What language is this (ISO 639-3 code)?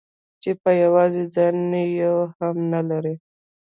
pus